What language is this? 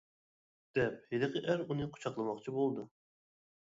Uyghur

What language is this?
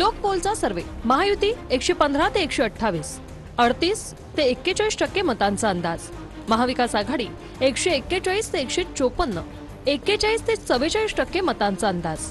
Marathi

